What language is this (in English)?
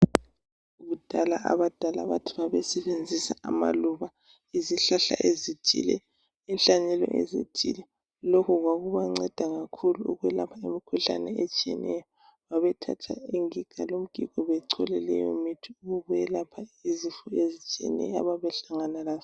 North Ndebele